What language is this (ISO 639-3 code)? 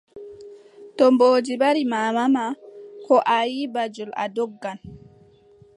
fub